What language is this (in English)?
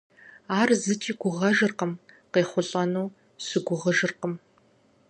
Kabardian